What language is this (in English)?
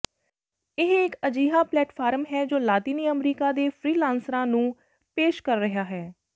Punjabi